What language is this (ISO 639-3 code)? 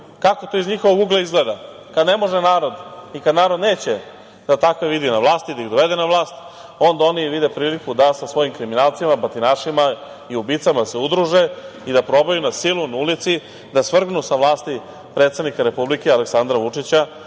srp